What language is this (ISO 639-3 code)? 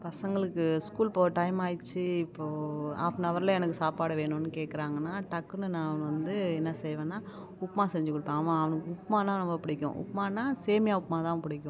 tam